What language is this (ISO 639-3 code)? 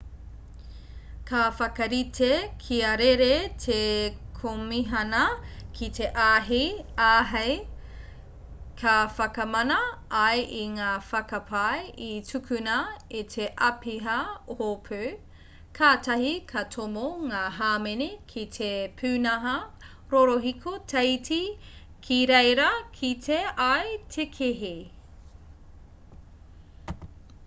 mri